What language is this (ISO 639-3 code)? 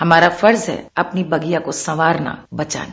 hin